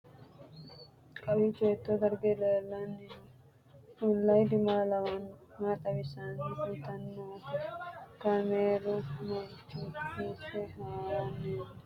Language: Sidamo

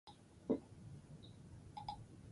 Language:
Basque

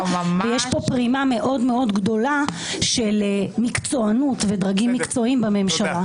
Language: Hebrew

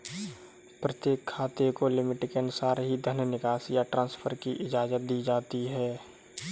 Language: Hindi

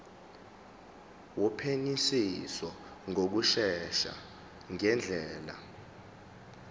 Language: Zulu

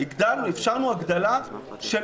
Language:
Hebrew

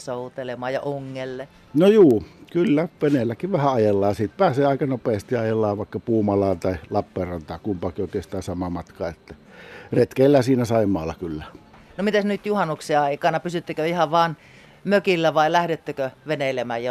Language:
Finnish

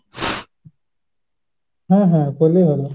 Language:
Bangla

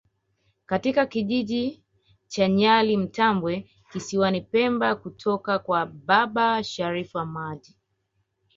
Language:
Swahili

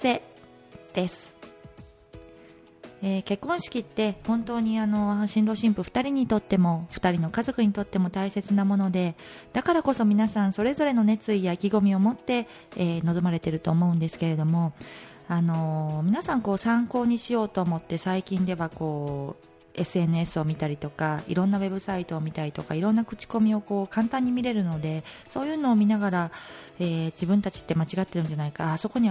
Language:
Japanese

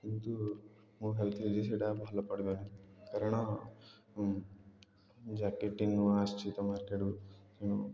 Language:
Odia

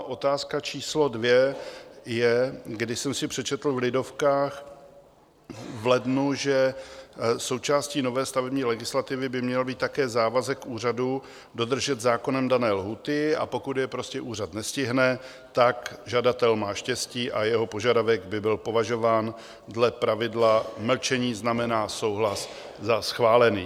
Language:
Czech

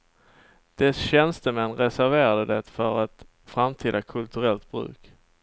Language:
Swedish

